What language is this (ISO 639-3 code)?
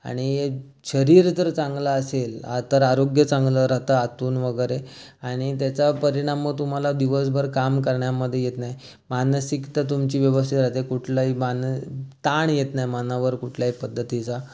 mar